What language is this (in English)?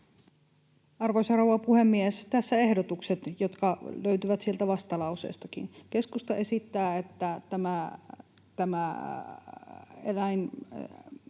Finnish